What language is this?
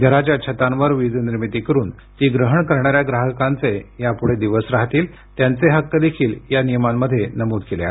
Marathi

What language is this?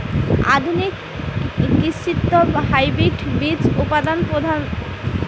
Bangla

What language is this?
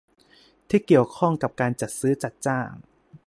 Thai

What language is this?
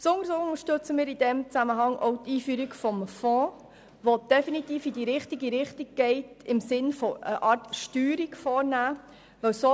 Swiss German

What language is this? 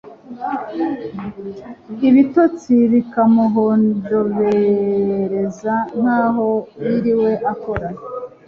Kinyarwanda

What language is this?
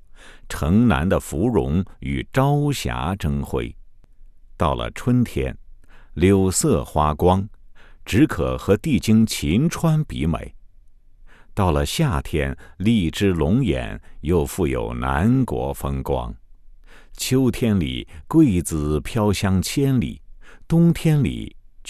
Chinese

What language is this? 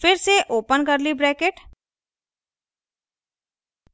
Hindi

